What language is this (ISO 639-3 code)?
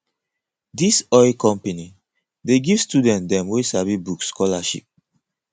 pcm